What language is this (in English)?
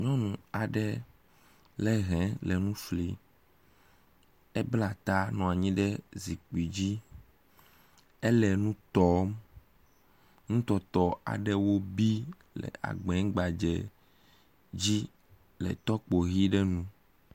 Ewe